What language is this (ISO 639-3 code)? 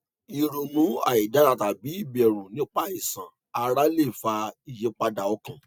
yor